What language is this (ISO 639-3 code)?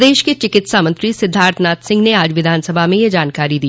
hin